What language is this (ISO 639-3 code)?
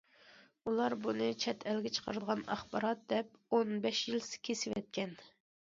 uig